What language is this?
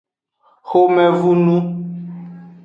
Aja (Benin)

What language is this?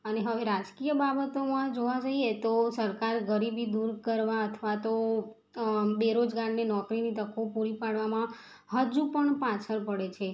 Gujarati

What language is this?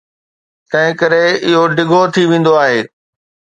Sindhi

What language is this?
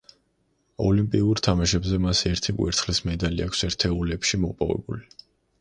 Georgian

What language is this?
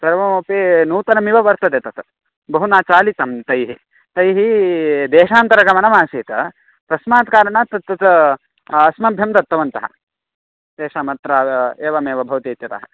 Sanskrit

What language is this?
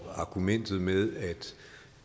Danish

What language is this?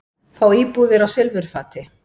Icelandic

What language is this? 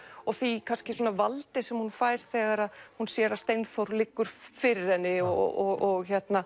Icelandic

